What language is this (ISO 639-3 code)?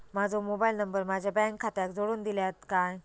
mar